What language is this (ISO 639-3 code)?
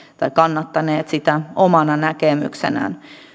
fin